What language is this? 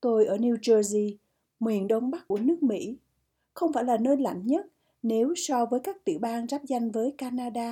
Vietnamese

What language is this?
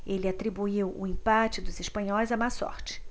Portuguese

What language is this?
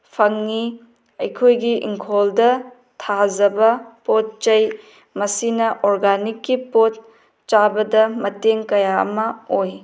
Manipuri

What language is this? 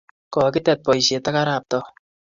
Kalenjin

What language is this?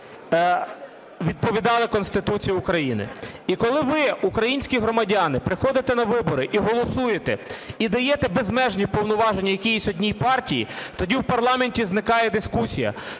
Ukrainian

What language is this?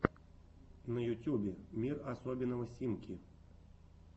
Russian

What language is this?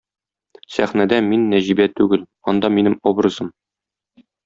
Tatar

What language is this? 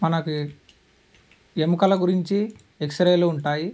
Telugu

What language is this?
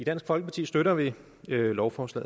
Danish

